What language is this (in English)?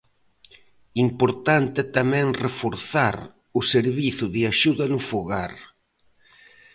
Galician